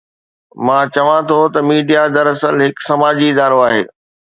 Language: Sindhi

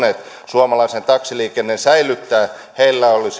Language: Finnish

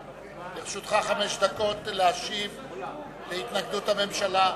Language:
Hebrew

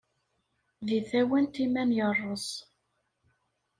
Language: Kabyle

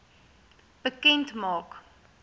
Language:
Afrikaans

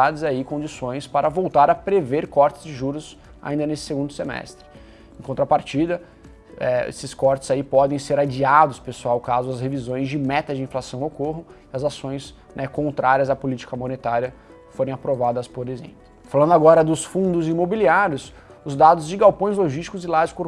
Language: Portuguese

